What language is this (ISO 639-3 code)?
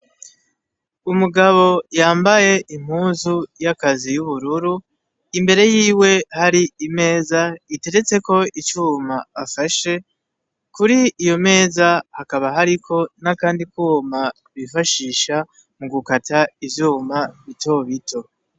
run